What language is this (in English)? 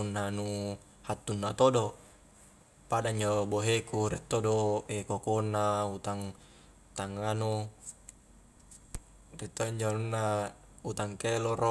Highland Konjo